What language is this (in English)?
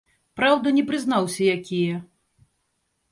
Belarusian